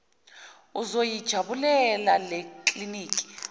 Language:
Zulu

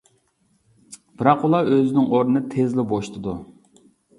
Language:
Uyghur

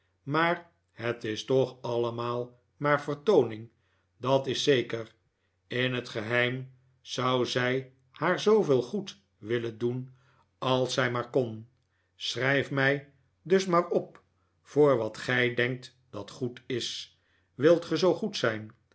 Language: Dutch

